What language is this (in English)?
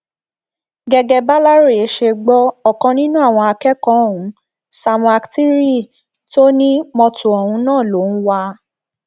Yoruba